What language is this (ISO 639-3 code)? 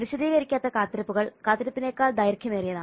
mal